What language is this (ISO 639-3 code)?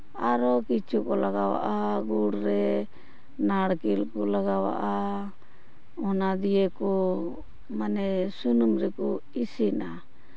sat